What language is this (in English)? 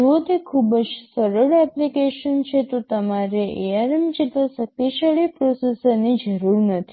Gujarati